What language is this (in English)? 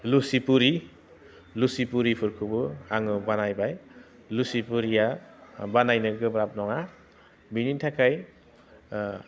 Bodo